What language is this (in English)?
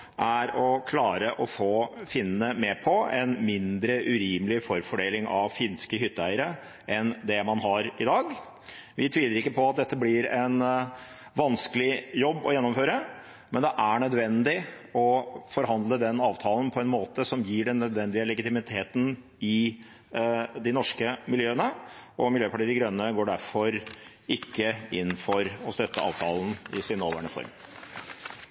Norwegian Bokmål